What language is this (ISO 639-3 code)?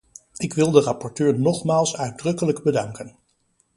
nld